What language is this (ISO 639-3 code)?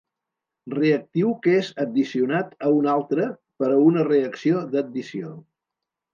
cat